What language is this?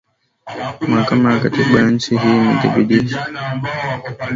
Swahili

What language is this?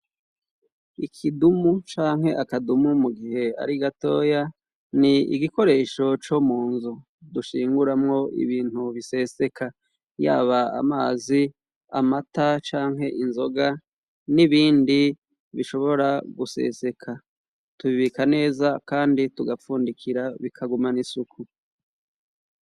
Rundi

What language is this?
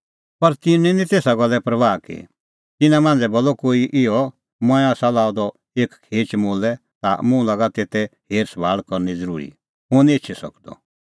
Kullu Pahari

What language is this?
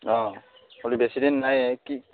Assamese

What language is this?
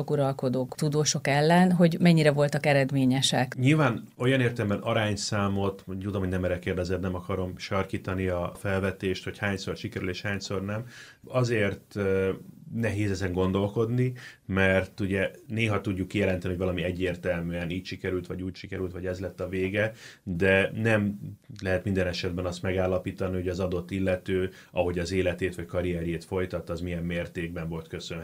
Hungarian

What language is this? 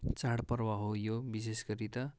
Nepali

